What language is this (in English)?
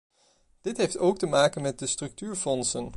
Dutch